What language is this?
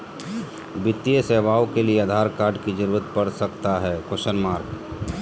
Magahi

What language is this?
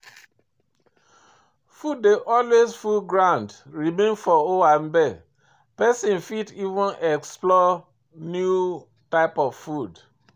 Nigerian Pidgin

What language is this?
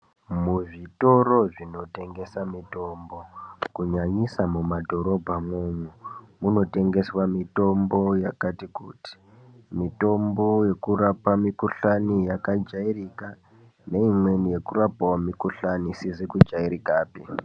Ndau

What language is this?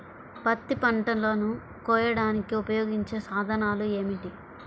Telugu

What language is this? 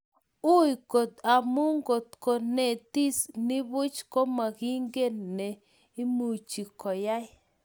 Kalenjin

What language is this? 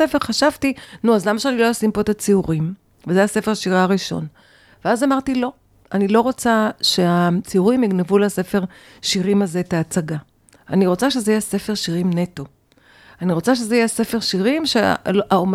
Hebrew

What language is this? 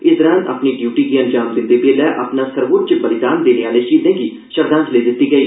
Dogri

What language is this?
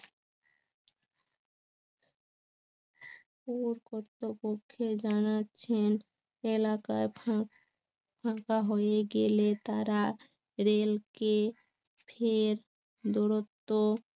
Bangla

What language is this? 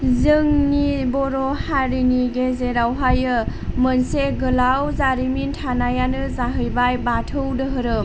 Bodo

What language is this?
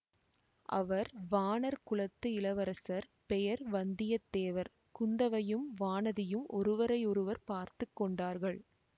Tamil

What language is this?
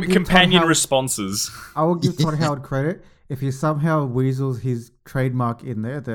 English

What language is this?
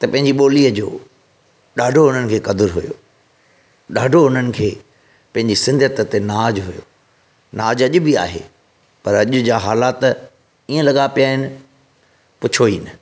Sindhi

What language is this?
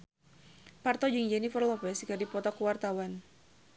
Sundanese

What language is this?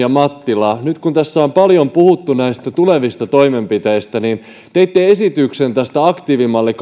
Finnish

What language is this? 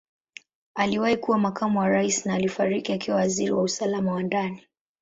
Swahili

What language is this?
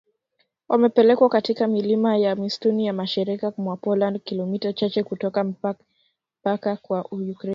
Swahili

